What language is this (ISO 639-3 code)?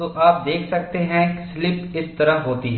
hin